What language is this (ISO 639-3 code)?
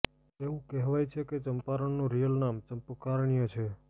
guj